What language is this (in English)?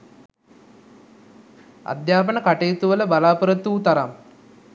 Sinhala